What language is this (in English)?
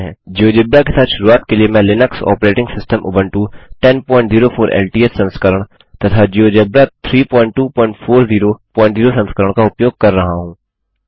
Hindi